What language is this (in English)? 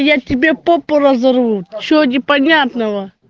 Russian